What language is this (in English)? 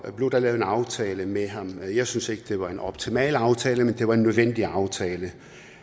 Danish